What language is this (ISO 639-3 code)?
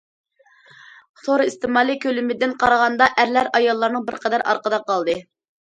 uig